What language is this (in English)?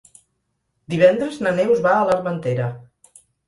Catalan